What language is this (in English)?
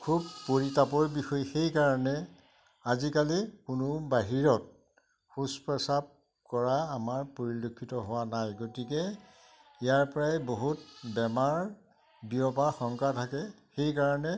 Assamese